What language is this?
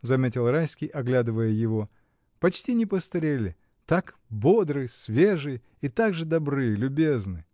Russian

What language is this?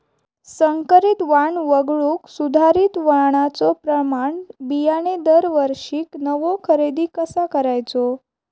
Marathi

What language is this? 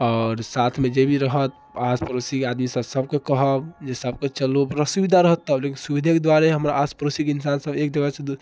Maithili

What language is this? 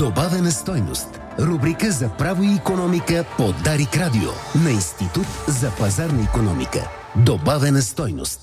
Bulgarian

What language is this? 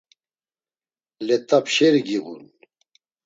Laz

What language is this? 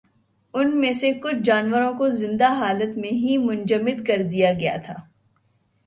Urdu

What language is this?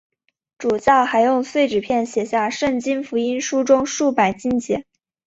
Chinese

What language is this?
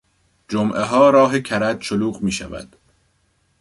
Persian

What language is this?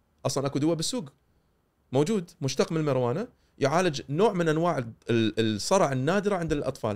Arabic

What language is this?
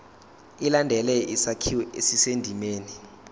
Zulu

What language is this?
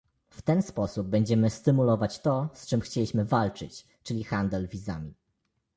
Polish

